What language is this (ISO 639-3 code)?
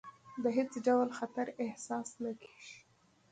pus